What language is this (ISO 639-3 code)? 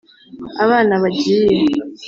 kin